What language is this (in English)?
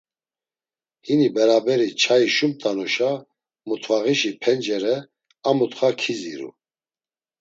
Laz